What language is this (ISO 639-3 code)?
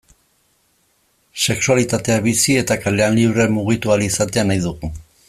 eus